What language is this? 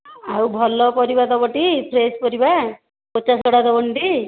Odia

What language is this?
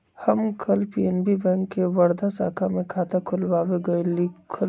Magahi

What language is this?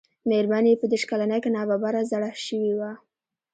Pashto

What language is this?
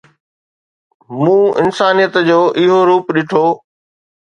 Sindhi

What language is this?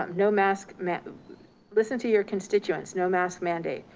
English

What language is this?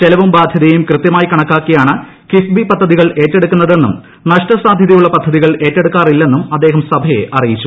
Malayalam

